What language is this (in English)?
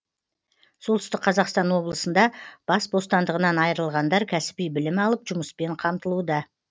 Kazakh